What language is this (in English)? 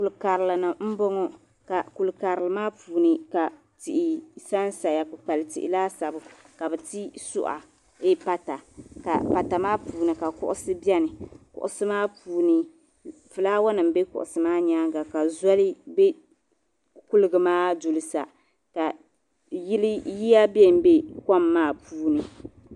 Dagbani